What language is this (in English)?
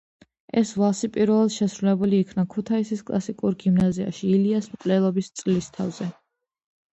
Georgian